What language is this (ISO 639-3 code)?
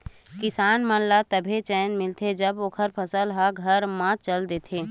hne